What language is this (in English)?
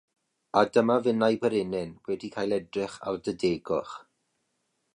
Welsh